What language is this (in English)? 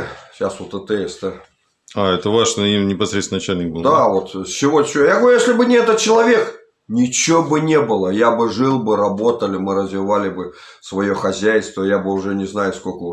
Russian